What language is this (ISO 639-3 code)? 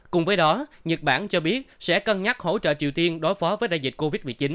vie